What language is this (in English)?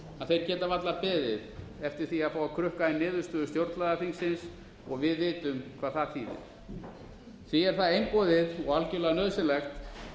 Icelandic